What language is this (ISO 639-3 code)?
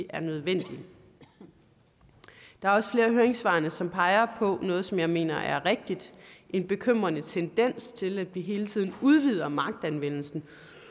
dan